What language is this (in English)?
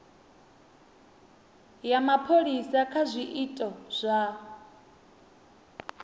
Venda